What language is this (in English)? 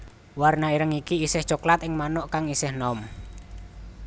Javanese